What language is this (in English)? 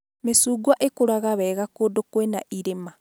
Kikuyu